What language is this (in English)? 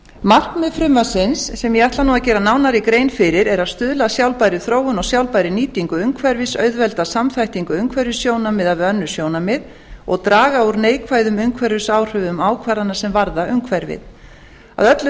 Icelandic